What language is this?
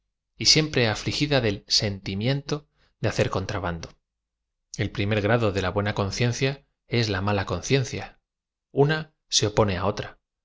Spanish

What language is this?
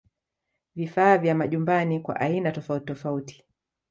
Swahili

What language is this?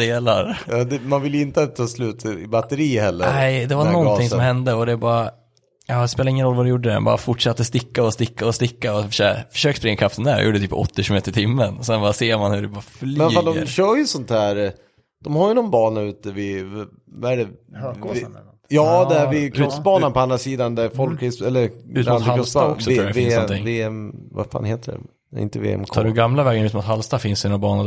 Swedish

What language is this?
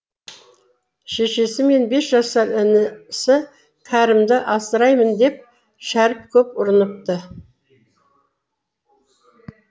Kazakh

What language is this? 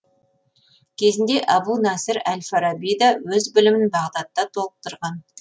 Kazakh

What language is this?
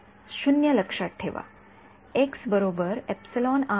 Marathi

